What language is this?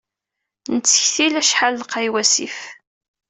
Kabyle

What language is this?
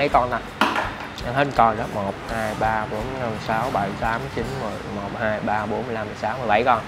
Vietnamese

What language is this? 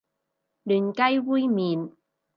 Cantonese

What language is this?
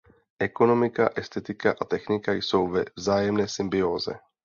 Czech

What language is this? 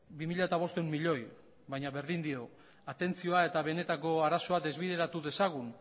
Basque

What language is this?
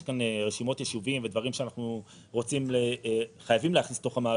Hebrew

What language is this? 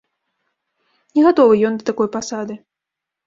Belarusian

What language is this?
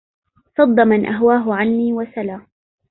Arabic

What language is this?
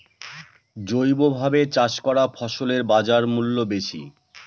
Bangla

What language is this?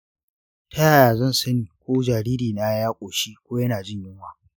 Hausa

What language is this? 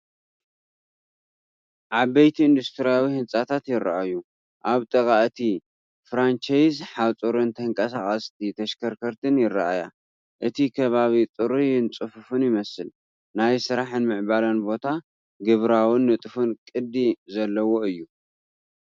Tigrinya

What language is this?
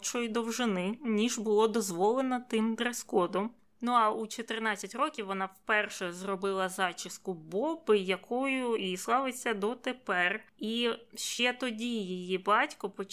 Ukrainian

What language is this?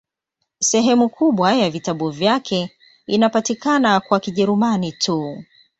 Swahili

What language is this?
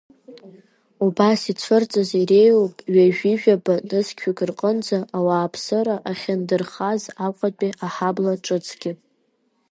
Abkhazian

